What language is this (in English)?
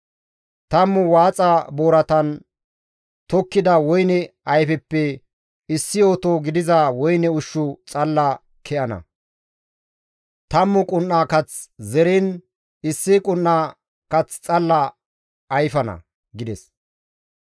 Gamo